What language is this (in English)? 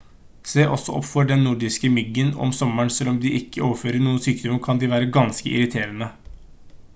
Norwegian Bokmål